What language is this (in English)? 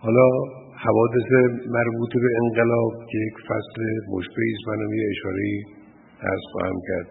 Persian